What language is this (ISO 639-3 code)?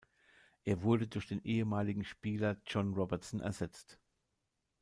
deu